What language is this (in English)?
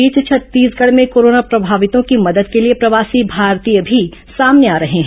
Hindi